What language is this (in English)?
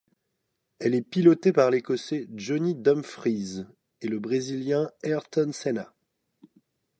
French